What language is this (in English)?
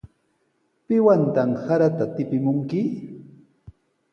Sihuas Ancash Quechua